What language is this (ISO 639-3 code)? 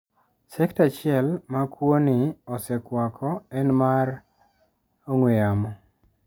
luo